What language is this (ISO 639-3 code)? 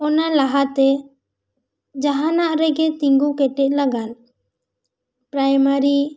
sat